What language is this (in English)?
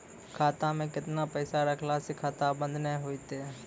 Maithili